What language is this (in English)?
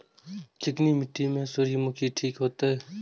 Maithili